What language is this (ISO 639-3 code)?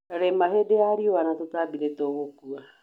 kik